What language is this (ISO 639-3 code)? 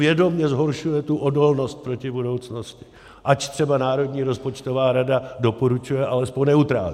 ces